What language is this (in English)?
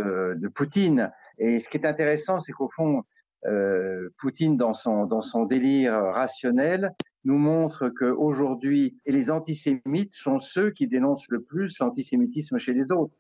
French